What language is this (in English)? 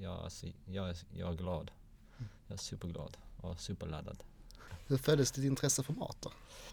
Swedish